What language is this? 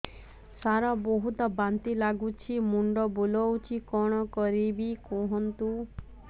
Odia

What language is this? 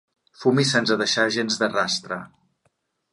Catalan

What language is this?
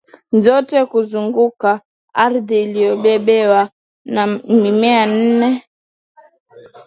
Swahili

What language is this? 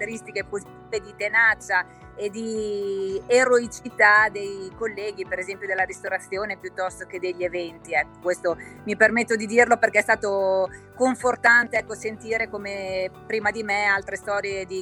Italian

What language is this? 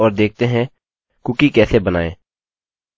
Hindi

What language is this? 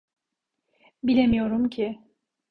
Turkish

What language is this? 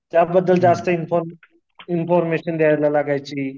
Marathi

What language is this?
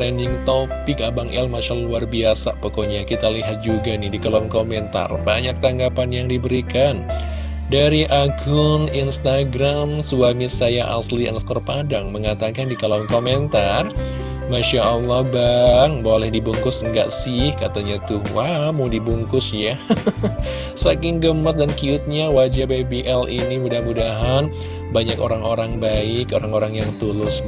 Indonesian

